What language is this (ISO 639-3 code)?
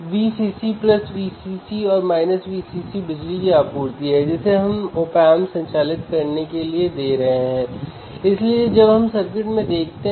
hin